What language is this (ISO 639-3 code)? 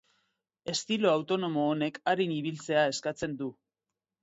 eus